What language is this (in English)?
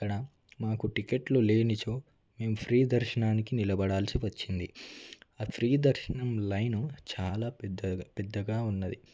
Telugu